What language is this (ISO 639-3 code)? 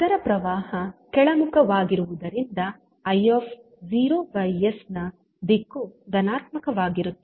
kan